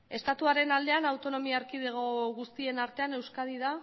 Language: Basque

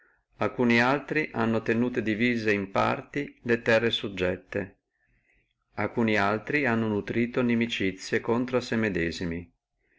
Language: Italian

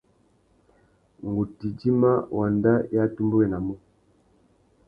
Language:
Tuki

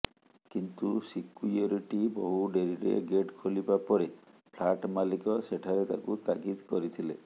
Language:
Odia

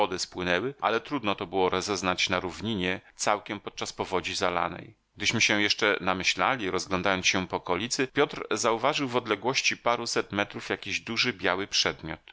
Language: Polish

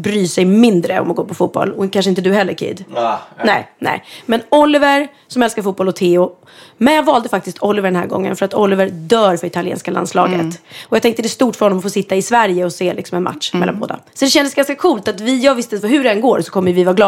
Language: Swedish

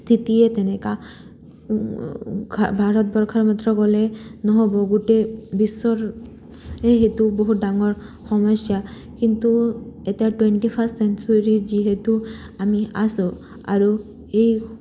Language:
Assamese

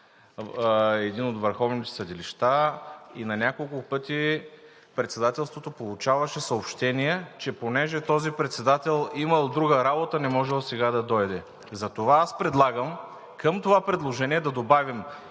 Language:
Bulgarian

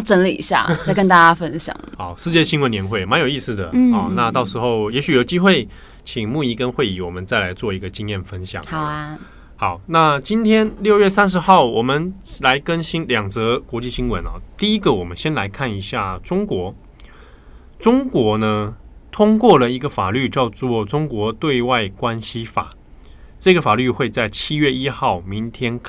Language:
Chinese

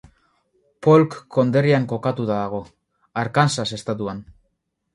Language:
Basque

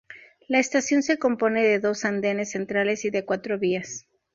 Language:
Spanish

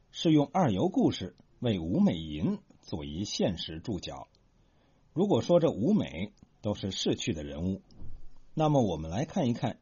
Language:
Chinese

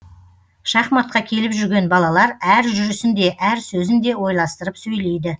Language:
Kazakh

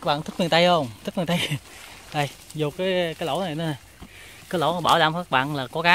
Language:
Vietnamese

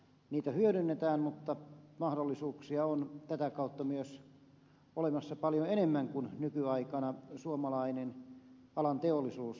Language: Finnish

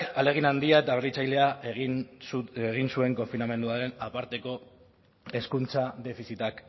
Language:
Basque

